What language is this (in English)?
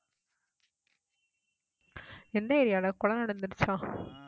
Tamil